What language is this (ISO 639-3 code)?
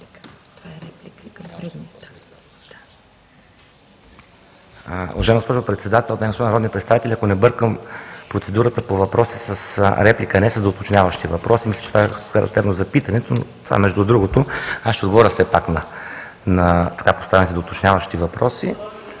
bul